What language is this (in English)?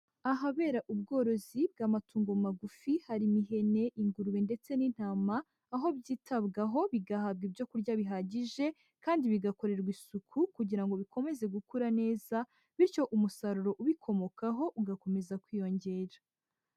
Kinyarwanda